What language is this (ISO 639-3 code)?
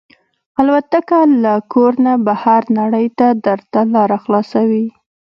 pus